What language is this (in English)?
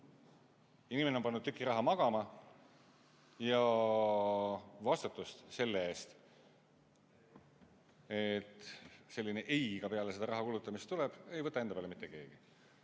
Estonian